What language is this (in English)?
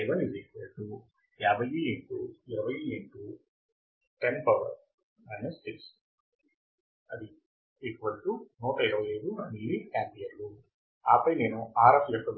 Telugu